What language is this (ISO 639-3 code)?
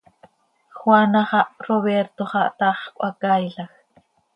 sei